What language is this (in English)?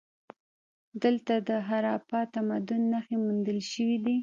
Pashto